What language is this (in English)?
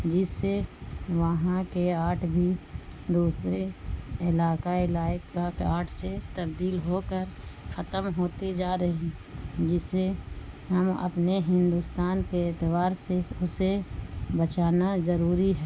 Urdu